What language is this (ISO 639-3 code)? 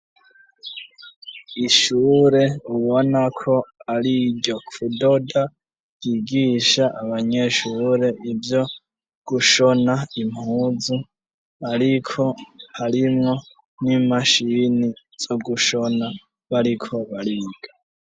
run